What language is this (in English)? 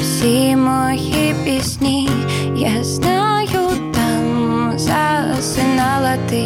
Ukrainian